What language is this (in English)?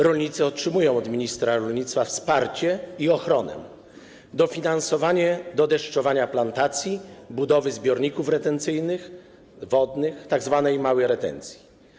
Polish